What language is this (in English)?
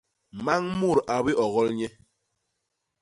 Basaa